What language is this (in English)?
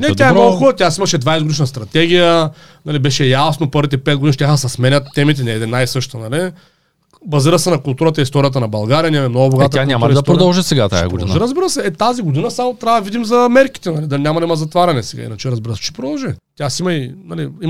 Bulgarian